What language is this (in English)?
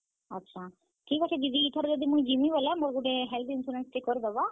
Odia